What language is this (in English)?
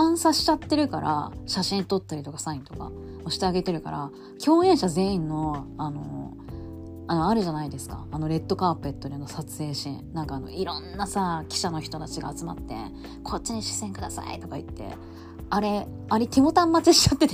Japanese